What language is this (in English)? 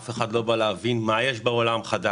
Hebrew